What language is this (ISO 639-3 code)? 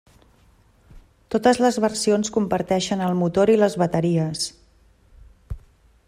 cat